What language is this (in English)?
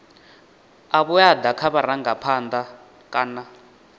Venda